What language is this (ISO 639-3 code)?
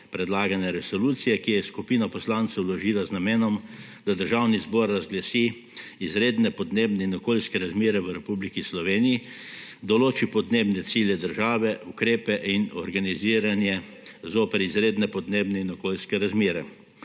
slv